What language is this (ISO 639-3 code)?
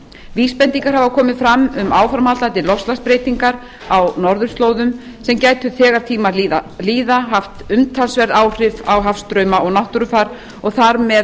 isl